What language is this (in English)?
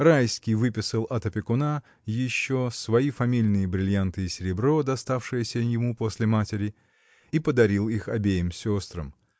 Russian